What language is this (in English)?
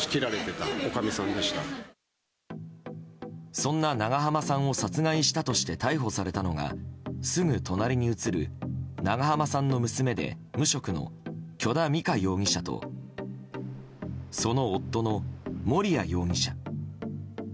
Japanese